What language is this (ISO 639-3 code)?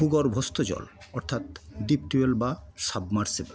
ben